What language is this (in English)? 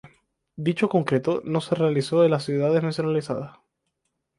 Spanish